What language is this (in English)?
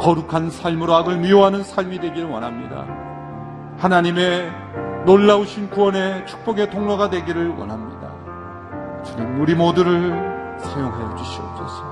Korean